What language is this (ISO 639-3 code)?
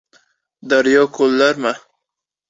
uzb